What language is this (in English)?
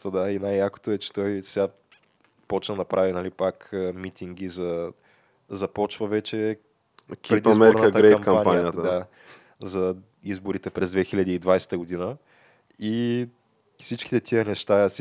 Bulgarian